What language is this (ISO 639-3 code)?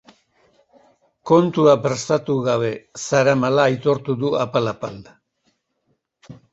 eus